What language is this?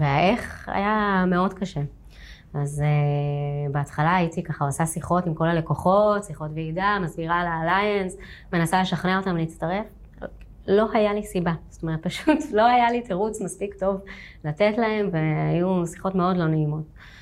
Hebrew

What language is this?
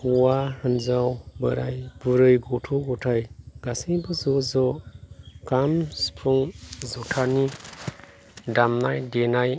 Bodo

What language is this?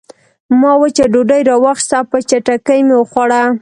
Pashto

